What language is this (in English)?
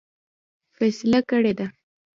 Pashto